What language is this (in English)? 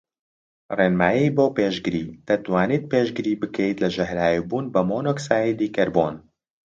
Central Kurdish